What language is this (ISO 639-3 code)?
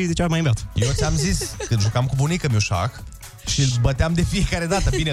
ron